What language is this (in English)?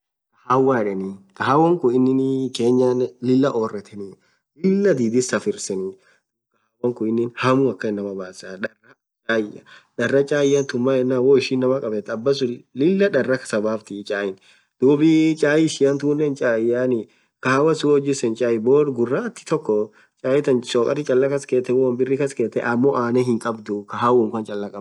Orma